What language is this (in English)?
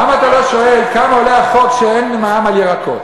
Hebrew